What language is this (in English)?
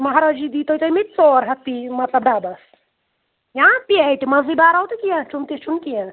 Kashmiri